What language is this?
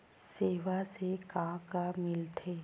Chhattisgarhi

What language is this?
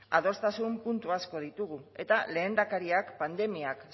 Basque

